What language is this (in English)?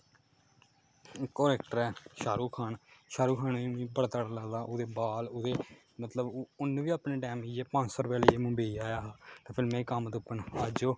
Dogri